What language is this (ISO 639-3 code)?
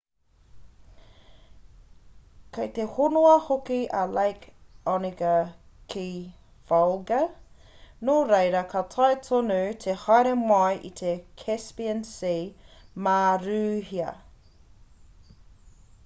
mri